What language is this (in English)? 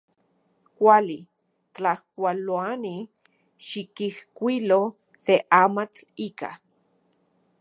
Central Puebla Nahuatl